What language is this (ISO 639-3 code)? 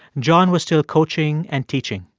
eng